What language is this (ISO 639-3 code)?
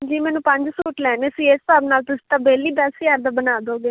pan